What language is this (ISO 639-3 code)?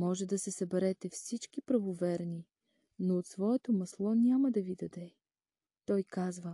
bul